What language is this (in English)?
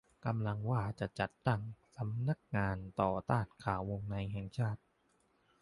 Thai